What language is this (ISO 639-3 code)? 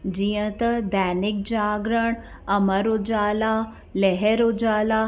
snd